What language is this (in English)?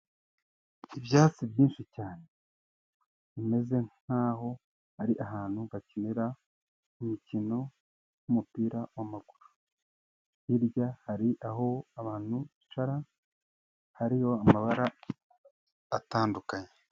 Kinyarwanda